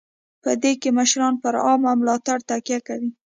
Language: Pashto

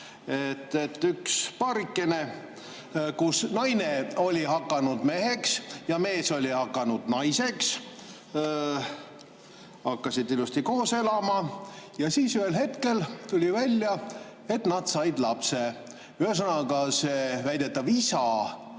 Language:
Estonian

